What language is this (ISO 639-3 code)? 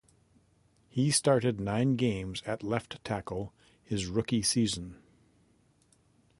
eng